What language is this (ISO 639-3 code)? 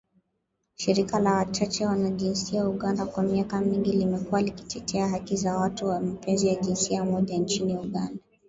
swa